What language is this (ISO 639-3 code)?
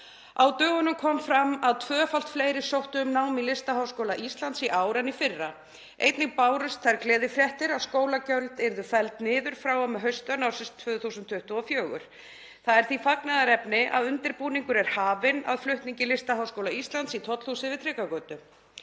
isl